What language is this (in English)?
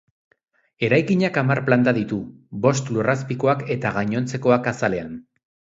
Basque